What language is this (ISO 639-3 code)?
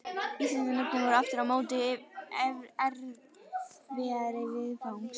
isl